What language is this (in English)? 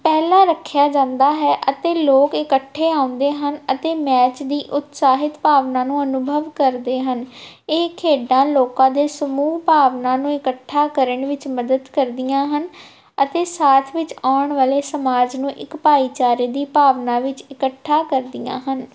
Punjabi